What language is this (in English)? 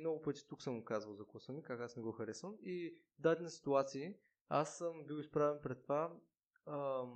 Bulgarian